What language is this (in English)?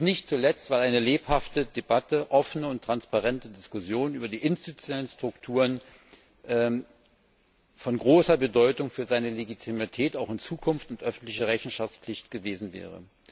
German